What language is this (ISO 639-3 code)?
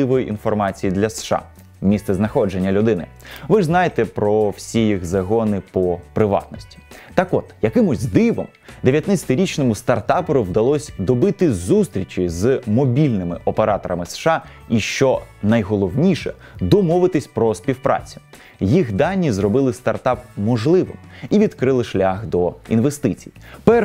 ukr